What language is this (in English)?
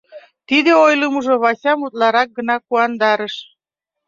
Mari